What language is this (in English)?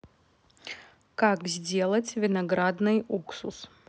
Russian